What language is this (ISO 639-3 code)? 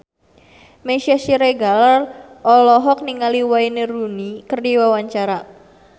sun